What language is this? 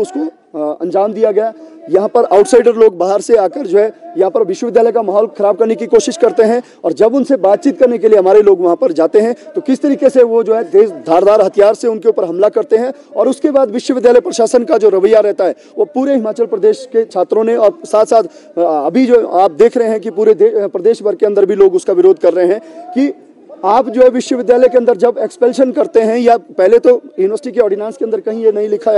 Hindi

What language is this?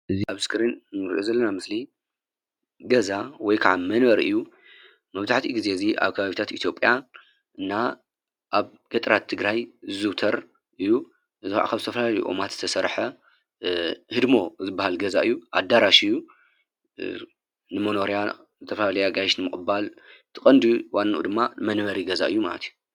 Tigrinya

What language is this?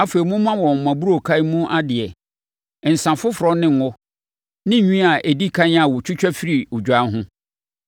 Akan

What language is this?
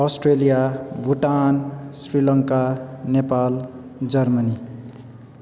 Nepali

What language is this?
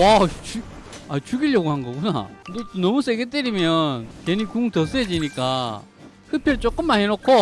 Korean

